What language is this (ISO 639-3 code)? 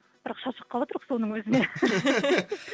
kaz